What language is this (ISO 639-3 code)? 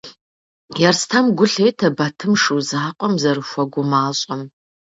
kbd